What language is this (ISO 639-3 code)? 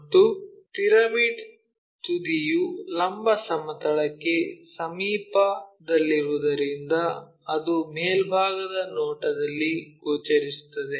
kan